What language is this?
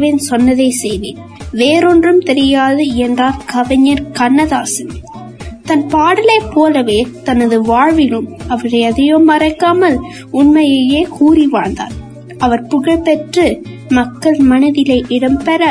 Tamil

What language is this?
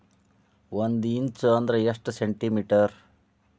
Kannada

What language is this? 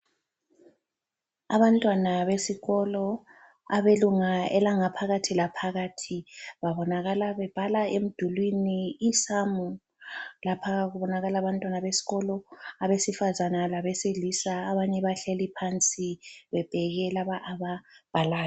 North Ndebele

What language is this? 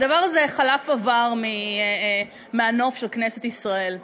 Hebrew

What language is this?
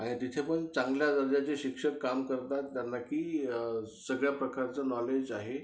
Marathi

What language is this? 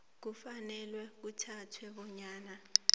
South Ndebele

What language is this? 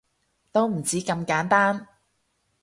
Cantonese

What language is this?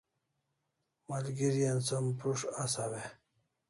Kalasha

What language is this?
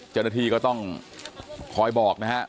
Thai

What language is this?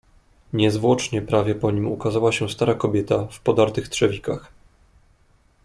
Polish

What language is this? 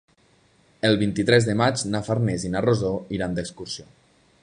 Catalan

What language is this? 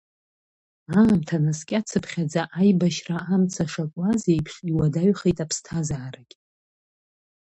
Abkhazian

